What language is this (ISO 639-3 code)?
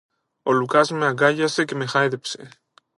ell